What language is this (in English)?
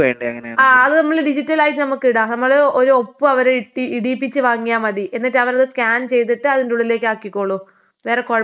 Malayalam